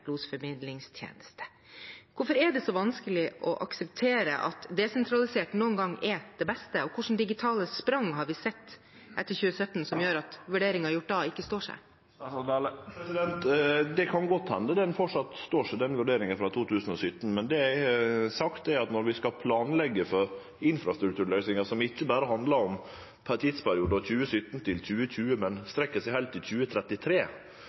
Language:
Norwegian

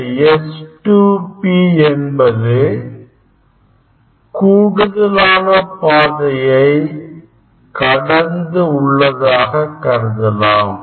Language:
Tamil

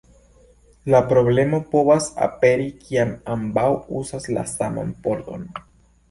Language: Esperanto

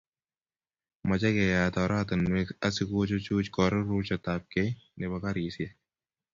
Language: Kalenjin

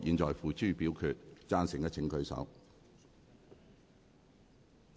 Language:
Cantonese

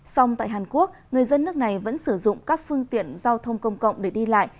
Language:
Vietnamese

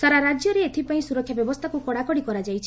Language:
Odia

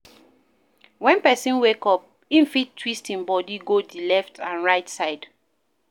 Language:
Nigerian Pidgin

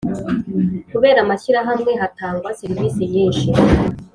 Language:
Kinyarwanda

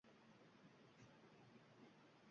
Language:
Uzbek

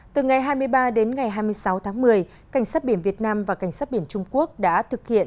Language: Vietnamese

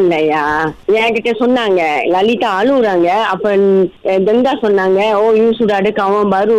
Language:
Tamil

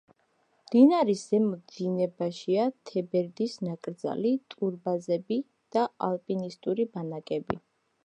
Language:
Georgian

